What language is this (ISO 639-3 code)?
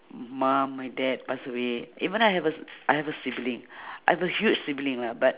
eng